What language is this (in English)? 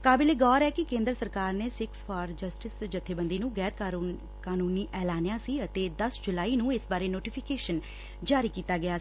Punjabi